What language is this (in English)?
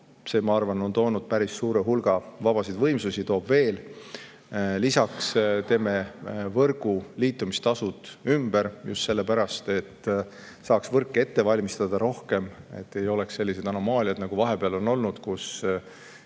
Estonian